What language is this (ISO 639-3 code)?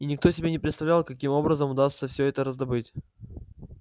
rus